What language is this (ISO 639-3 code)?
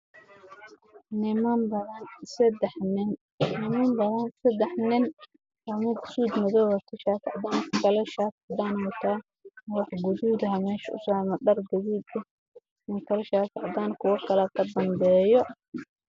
som